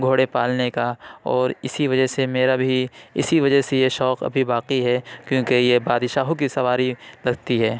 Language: Urdu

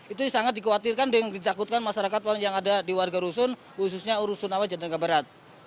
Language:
Indonesian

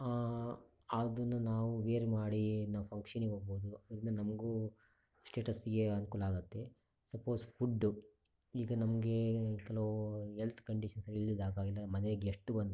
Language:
Kannada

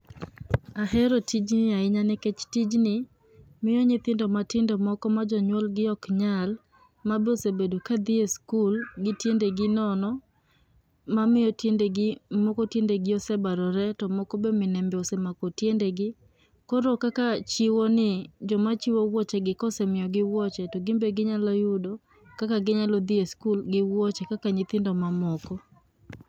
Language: Luo (Kenya and Tanzania)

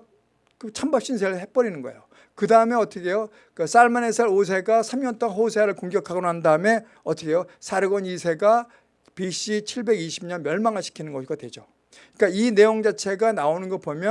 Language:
Korean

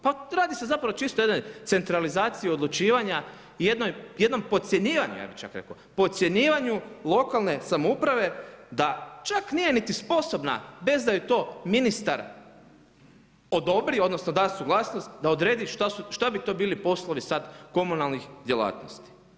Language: Croatian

